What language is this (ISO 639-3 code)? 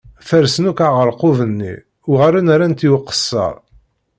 kab